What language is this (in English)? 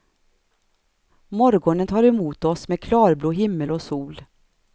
Swedish